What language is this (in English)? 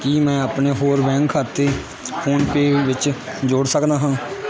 Punjabi